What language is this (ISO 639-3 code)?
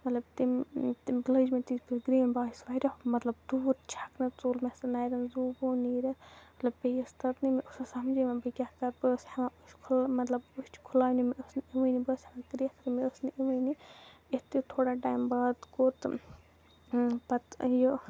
kas